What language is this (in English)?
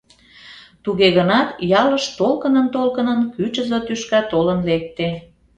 Mari